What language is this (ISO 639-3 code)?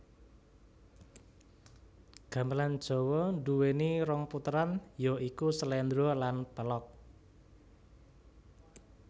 jav